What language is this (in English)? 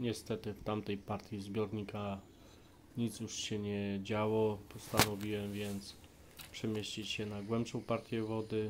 Polish